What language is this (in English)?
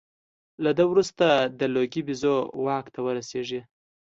Pashto